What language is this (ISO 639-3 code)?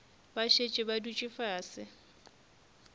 nso